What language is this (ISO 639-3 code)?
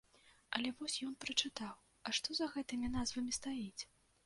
bel